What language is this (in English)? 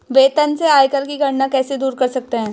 Hindi